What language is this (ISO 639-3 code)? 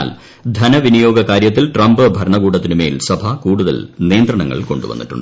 mal